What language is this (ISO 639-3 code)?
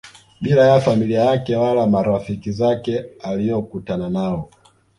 swa